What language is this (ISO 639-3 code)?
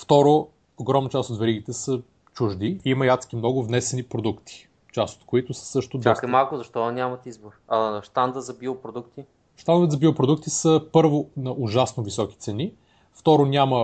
bul